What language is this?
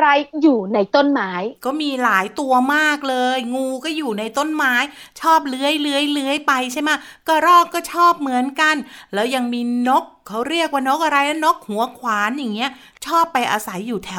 Thai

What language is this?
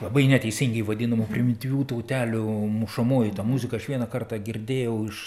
Lithuanian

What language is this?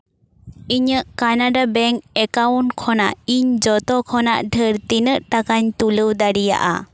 Santali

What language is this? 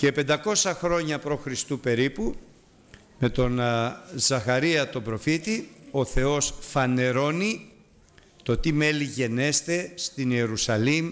Greek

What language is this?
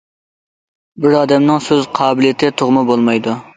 Uyghur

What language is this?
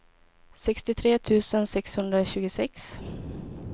Swedish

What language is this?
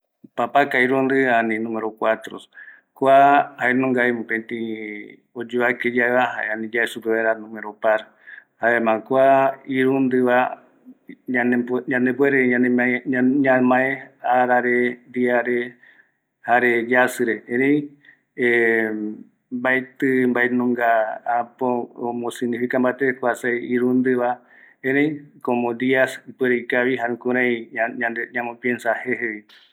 Eastern Bolivian Guaraní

